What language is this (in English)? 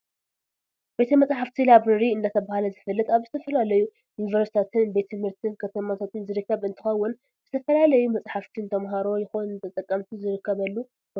Tigrinya